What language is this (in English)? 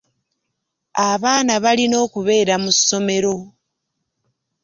Ganda